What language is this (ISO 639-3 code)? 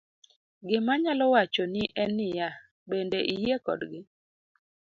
luo